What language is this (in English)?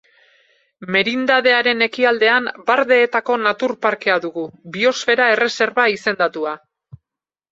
Basque